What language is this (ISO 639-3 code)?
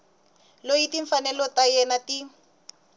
tso